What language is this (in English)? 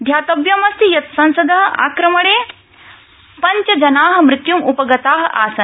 Sanskrit